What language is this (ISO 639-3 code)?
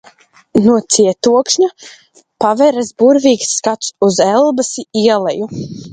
lav